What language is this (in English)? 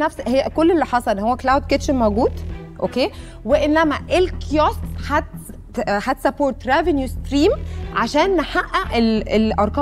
Arabic